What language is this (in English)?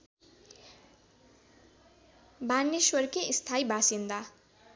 Nepali